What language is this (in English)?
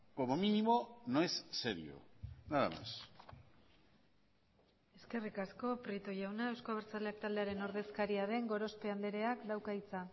Basque